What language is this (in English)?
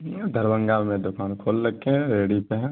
Urdu